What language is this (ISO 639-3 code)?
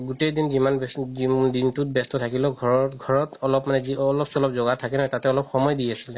asm